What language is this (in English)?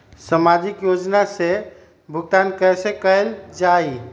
Magahi